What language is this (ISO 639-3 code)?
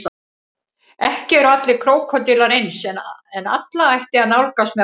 isl